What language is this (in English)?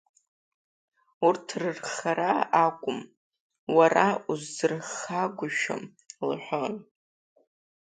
Abkhazian